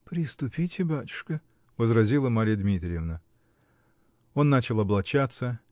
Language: Russian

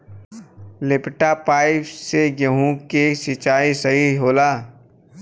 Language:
Bhojpuri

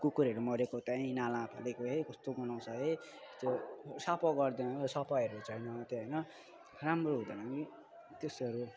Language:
Nepali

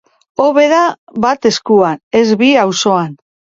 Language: Basque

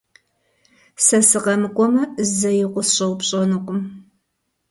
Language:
Kabardian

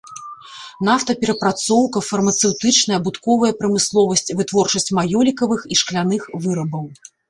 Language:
Belarusian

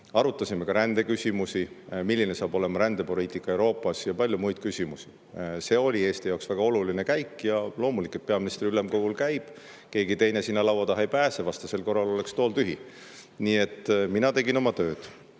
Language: Estonian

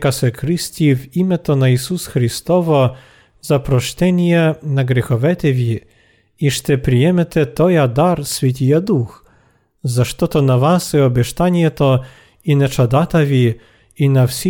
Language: Bulgarian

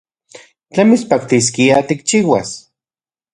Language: Central Puebla Nahuatl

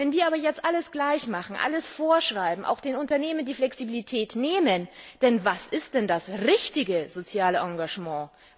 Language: German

